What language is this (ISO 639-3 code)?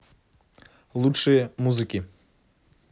rus